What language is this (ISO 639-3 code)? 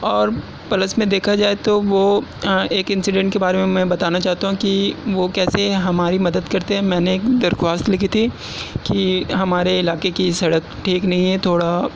urd